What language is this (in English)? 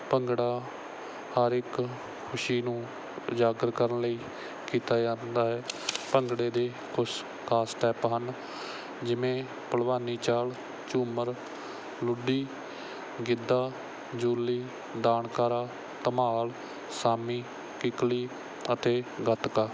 Punjabi